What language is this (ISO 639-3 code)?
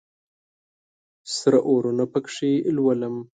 pus